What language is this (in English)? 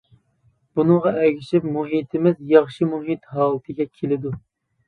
Uyghur